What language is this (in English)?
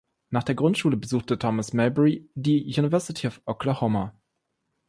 German